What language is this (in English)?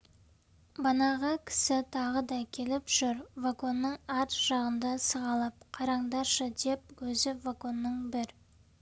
Kazakh